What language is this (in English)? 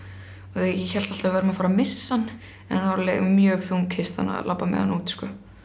Icelandic